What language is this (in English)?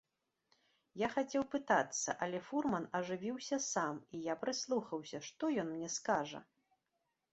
Belarusian